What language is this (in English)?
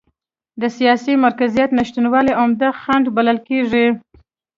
Pashto